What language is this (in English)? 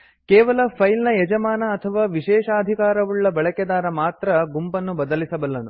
Kannada